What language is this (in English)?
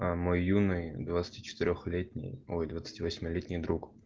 Russian